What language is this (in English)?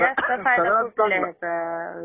Marathi